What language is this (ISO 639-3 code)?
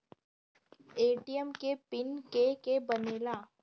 bho